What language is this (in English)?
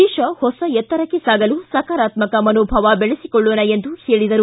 Kannada